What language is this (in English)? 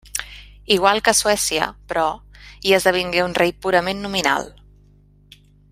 Catalan